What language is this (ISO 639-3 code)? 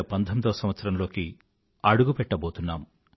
tel